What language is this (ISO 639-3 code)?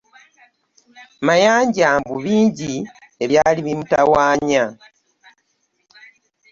lug